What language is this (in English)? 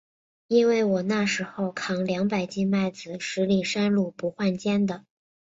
Chinese